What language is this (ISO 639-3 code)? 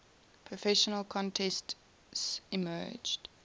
eng